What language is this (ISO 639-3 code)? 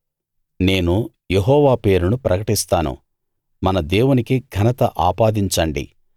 tel